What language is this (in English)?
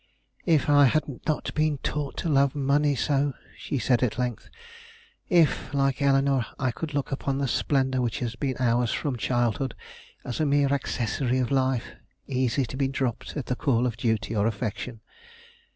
English